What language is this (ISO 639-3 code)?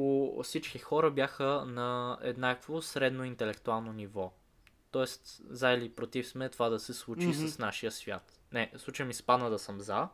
bul